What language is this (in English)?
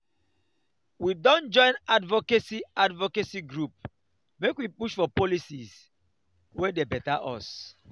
Nigerian Pidgin